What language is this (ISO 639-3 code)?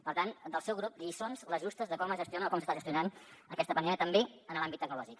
cat